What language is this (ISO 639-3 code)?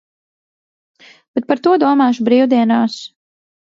lav